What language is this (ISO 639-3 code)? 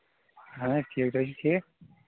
kas